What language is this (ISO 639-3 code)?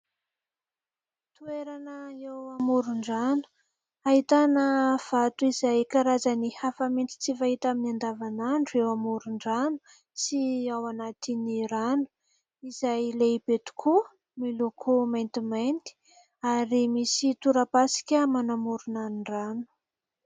mlg